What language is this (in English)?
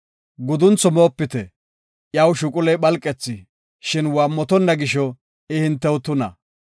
Gofa